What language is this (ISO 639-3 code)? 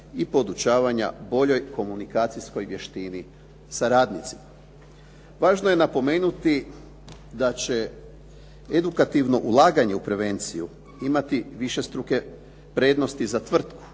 hrv